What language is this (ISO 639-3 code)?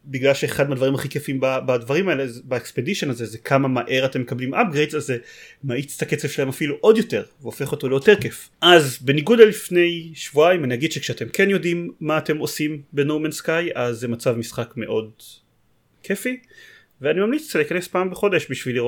heb